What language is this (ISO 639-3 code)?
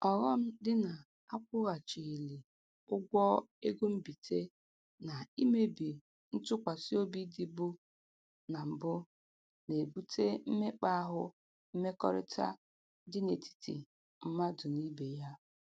ibo